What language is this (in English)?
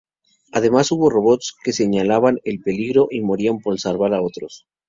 Spanish